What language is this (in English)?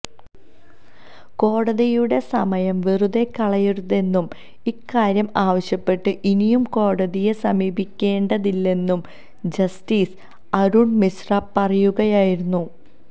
Malayalam